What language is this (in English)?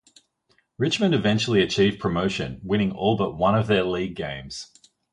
English